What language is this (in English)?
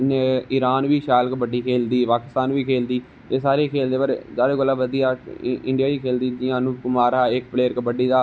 Dogri